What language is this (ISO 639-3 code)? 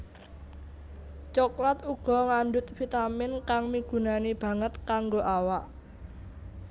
jav